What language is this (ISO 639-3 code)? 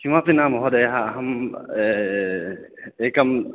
san